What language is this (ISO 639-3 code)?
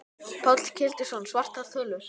isl